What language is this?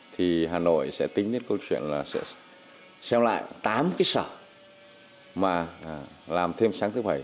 Vietnamese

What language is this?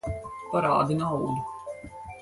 Latvian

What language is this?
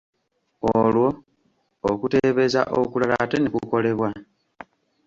Ganda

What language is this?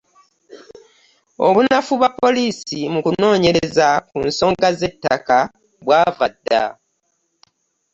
Ganda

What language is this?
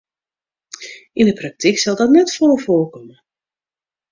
Western Frisian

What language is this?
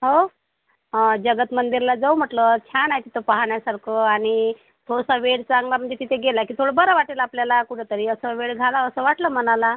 Marathi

